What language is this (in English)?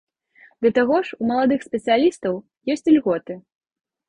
Belarusian